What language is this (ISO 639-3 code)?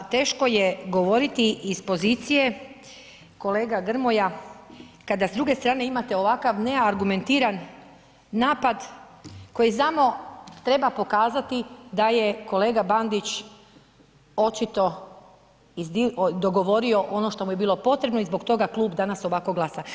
hrv